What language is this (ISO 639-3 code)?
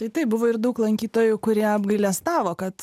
lit